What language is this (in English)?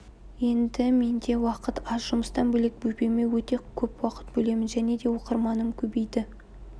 Kazakh